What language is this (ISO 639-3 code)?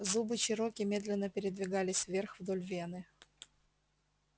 rus